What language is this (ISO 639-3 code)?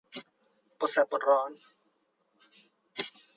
tha